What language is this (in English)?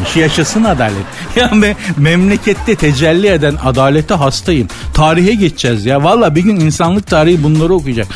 Turkish